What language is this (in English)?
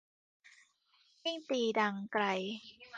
Thai